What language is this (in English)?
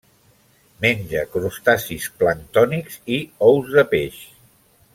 Catalan